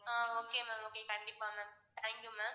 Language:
Tamil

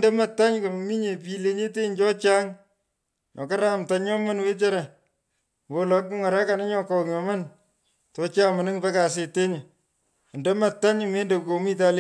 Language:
Pökoot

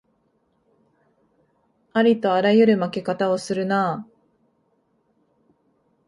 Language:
Japanese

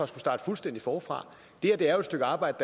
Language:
Danish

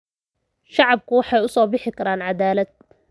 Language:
Somali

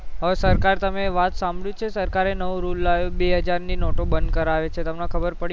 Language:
Gujarati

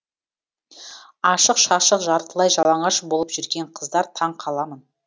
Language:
Kazakh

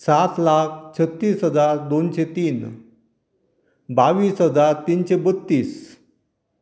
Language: Konkani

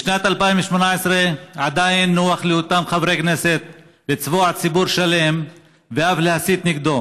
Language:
Hebrew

